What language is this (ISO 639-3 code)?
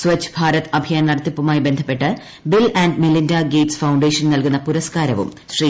mal